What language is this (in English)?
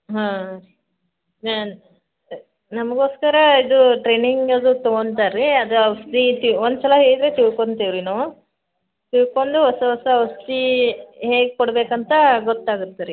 Kannada